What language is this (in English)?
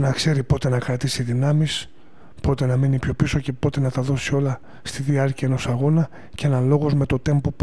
Greek